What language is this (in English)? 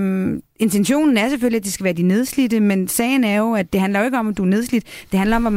Danish